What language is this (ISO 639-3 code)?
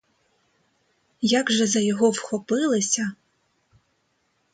ukr